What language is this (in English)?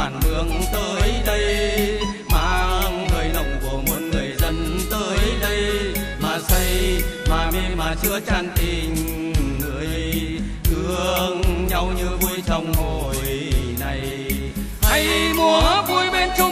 Vietnamese